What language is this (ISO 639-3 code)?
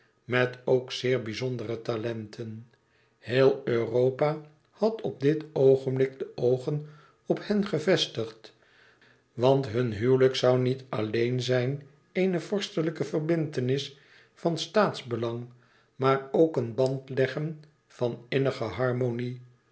nld